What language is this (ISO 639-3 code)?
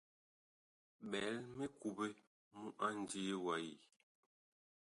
bkh